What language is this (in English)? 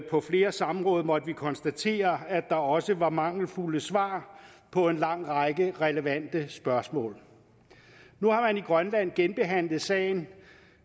Danish